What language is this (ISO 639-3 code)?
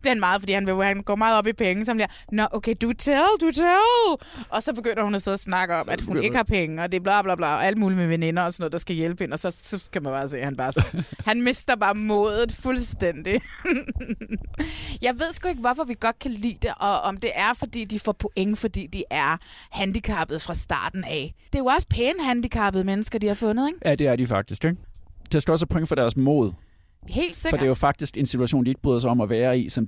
dan